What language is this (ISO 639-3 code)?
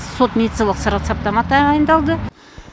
kaz